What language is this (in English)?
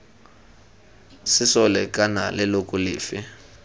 Tswana